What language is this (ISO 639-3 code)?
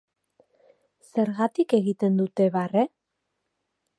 eus